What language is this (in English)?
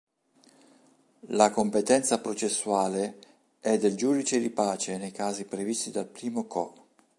Italian